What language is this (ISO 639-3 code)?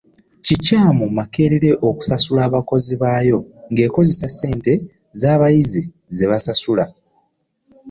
lug